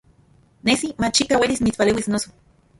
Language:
Central Puebla Nahuatl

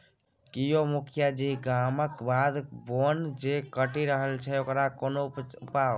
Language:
Maithili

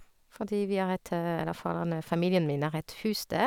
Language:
Norwegian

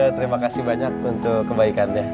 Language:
Indonesian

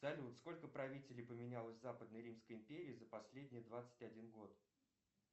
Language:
Russian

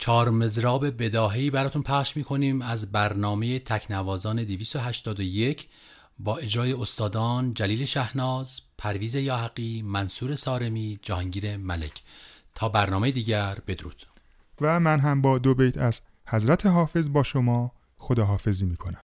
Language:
Persian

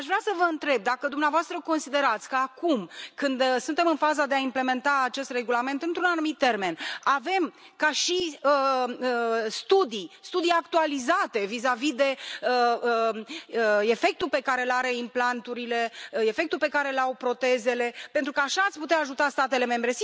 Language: Romanian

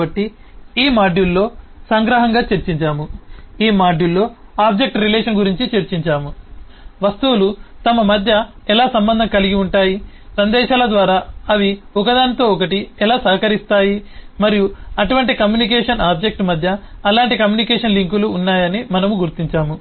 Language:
Telugu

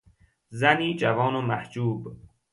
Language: Persian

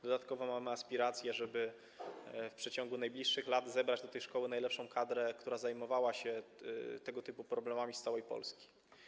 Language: Polish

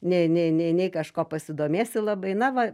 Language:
Lithuanian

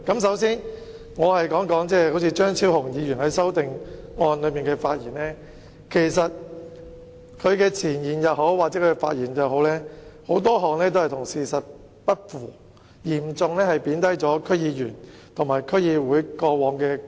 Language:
Cantonese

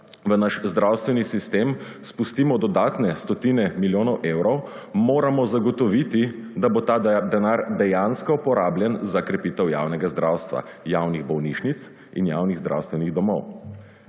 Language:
Slovenian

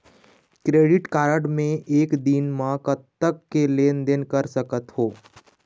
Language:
Chhattisgarhi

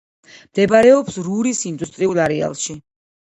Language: Georgian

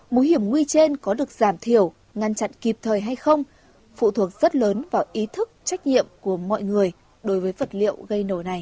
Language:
Vietnamese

